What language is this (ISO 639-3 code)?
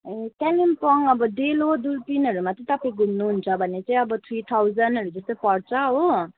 nep